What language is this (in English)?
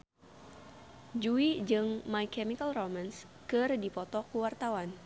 Sundanese